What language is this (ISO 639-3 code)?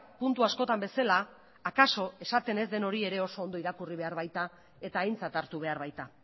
eus